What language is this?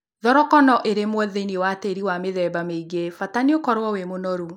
Kikuyu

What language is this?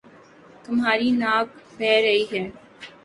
Urdu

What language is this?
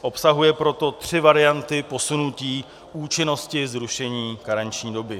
Czech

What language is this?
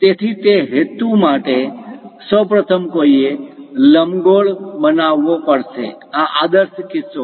Gujarati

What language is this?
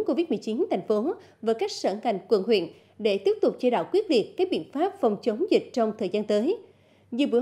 Vietnamese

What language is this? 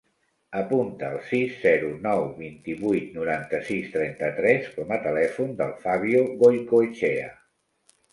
Catalan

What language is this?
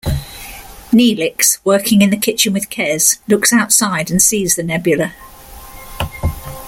English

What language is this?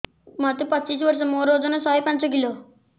Odia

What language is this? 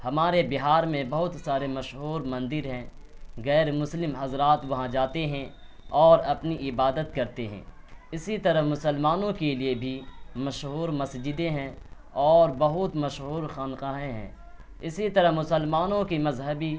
Urdu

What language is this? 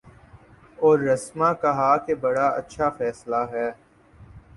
Urdu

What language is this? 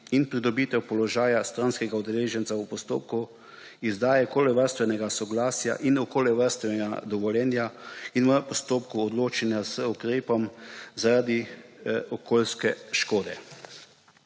Slovenian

